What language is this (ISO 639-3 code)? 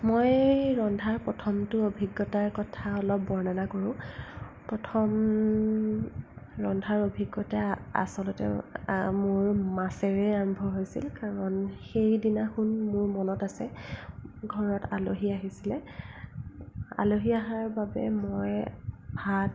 asm